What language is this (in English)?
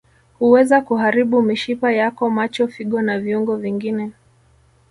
Swahili